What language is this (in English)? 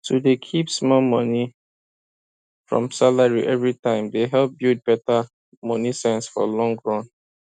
Nigerian Pidgin